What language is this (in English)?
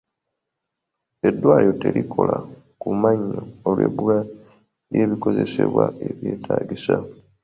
Ganda